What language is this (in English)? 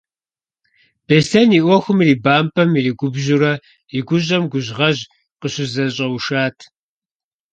Kabardian